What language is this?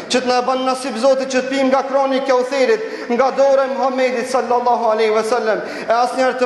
Arabic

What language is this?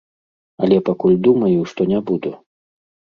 Belarusian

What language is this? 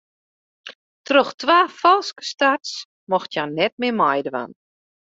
Western Frisian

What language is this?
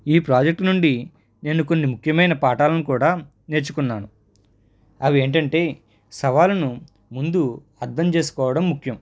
Telugu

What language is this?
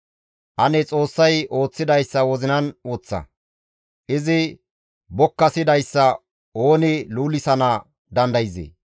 Gamo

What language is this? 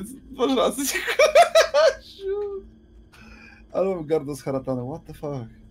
Polish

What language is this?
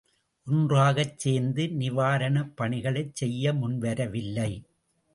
Tamil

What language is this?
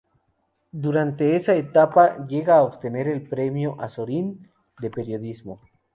Spanish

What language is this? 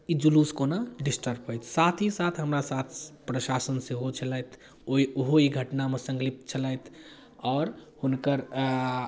Maithili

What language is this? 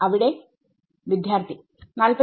Malayalam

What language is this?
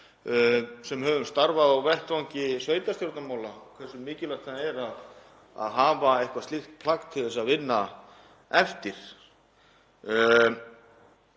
Icelandic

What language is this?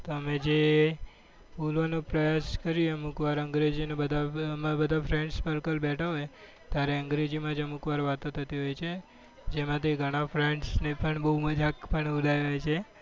Gujarati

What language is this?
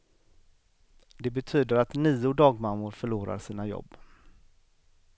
Swedish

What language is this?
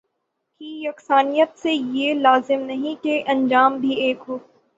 Urdu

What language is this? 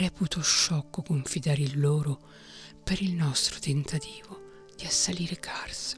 Italian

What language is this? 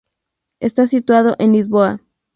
Spanish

